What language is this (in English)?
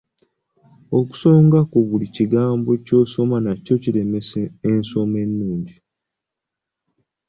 Ganda